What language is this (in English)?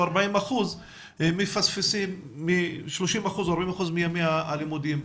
Hebrew